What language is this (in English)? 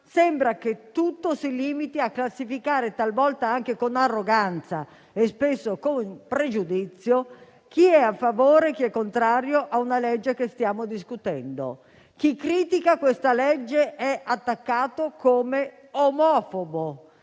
Italian